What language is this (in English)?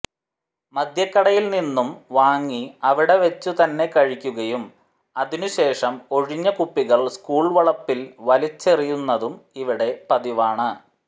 Malayalam